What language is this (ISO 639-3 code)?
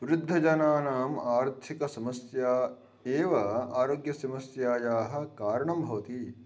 san